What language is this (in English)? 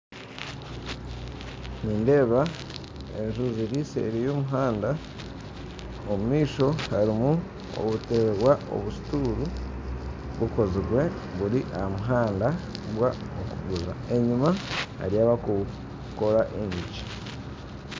Nyankole